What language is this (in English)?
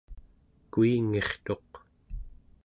Central Yupik